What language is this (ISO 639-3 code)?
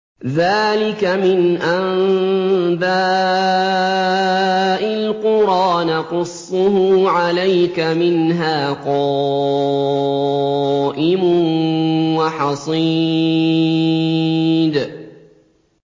ara